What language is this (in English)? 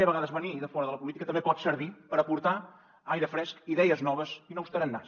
Catalan